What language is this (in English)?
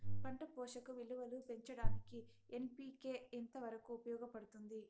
Telugu